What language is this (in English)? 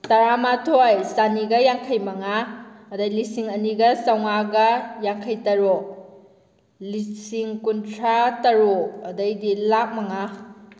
Manipuri